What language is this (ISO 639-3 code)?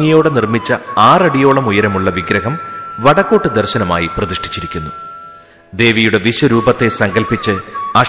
mal